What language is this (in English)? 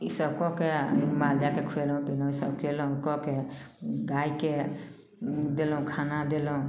Maithili